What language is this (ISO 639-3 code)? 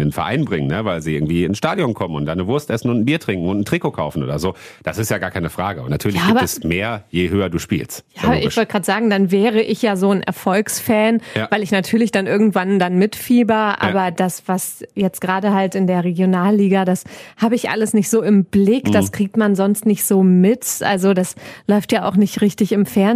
deu